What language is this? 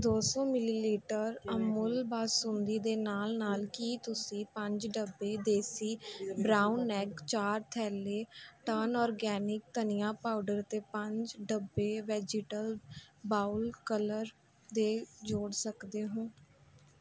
Punjabi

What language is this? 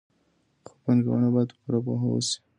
Pashto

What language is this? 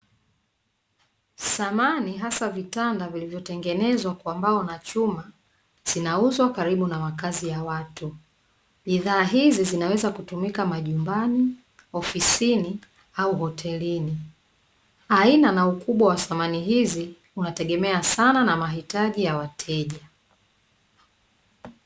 Swahili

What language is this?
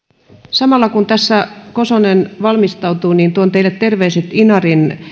Finnish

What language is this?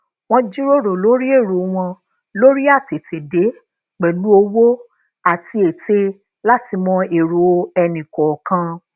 Yoruba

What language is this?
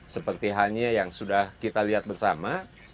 Indonesian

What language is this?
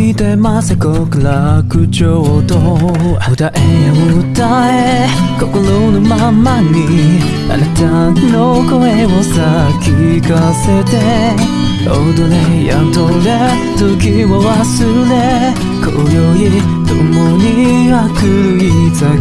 Korean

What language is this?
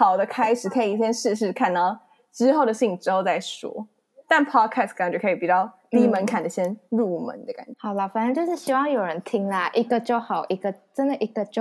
Chinese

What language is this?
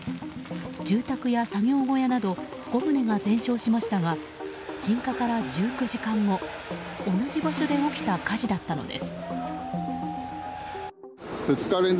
Japanese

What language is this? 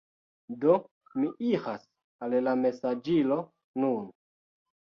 Esperanto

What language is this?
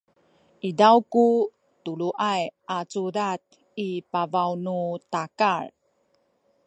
Sakizaya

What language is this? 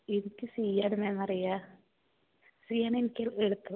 Malayalam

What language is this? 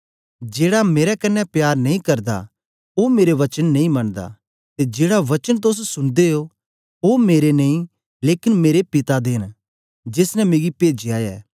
Dogri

